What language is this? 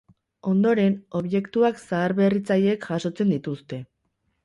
Basque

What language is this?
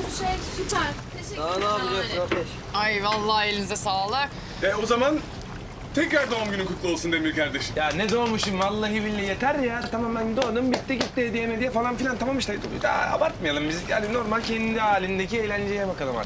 Turkish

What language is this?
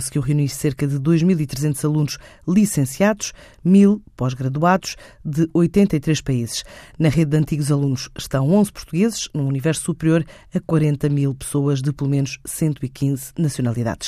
Portuguese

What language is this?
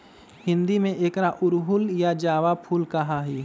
Magahi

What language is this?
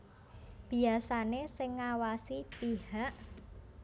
Javanese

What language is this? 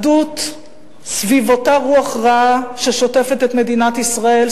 Hebrew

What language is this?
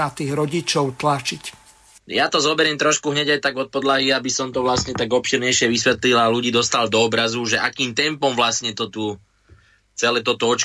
Slovak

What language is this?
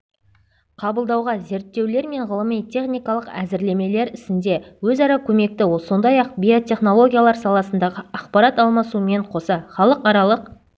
Kazakh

